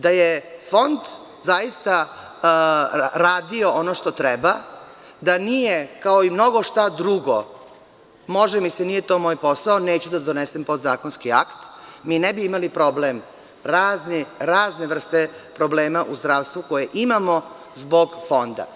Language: Serbian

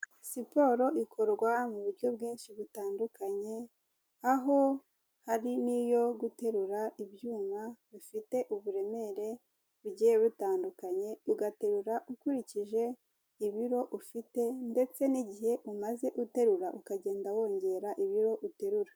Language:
Kinyarwanda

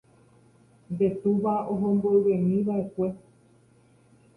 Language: Guarani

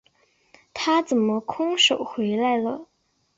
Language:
Chinese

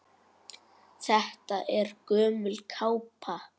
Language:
Icelandic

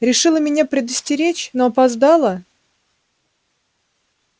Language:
Russian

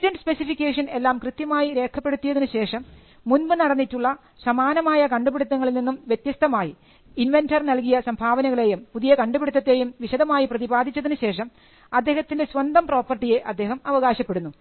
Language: Malayalam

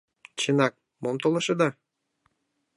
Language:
Mari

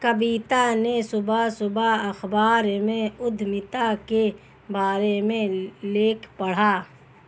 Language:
Hindi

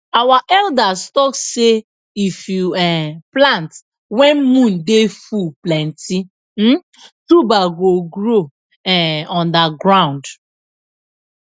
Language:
Nigerian Pidgin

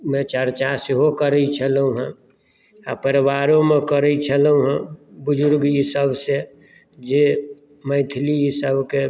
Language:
Maithili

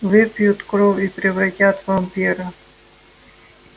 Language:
Russian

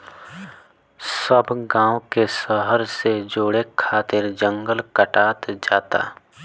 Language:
Bhojpuri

